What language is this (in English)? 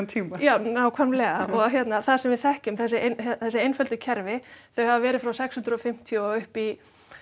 Icelandic